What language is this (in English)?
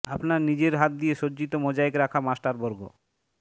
Bangla